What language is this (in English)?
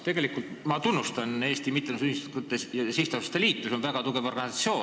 Estonian